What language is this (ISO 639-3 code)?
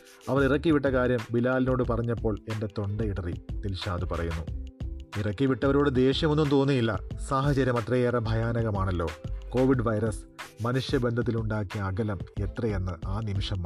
mal